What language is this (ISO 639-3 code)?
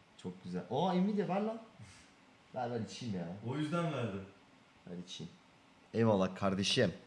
tur